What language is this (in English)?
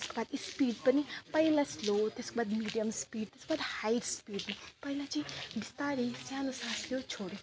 Nepali